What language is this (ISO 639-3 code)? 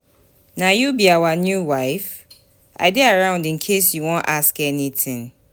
pcm